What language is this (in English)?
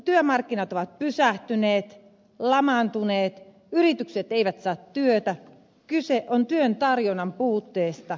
Finnish